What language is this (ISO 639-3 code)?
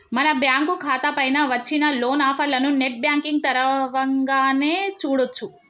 tel